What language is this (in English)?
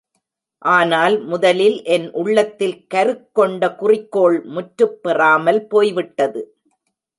Tamil